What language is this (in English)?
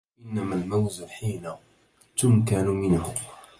Arabic